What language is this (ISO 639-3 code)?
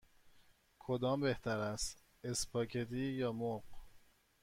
fas